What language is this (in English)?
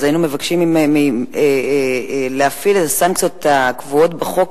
Hebrew